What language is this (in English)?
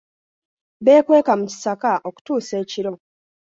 Ganda